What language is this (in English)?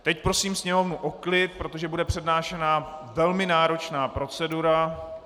Czech